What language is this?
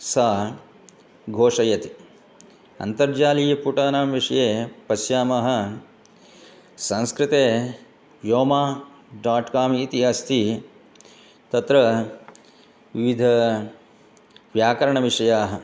Sanskrit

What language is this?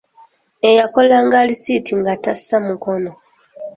Ganda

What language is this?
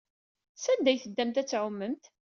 Kabyle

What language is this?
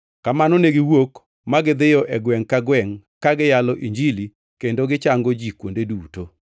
Luo (Kenya and Tanzania)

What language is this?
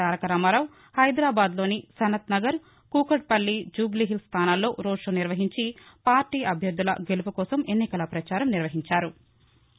Telugu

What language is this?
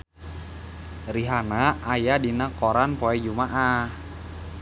Sundanese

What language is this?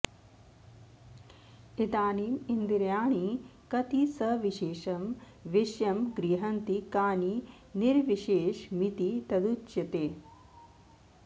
Sanskrit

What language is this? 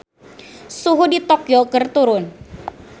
Sundanese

